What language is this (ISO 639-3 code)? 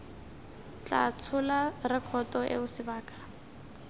tsn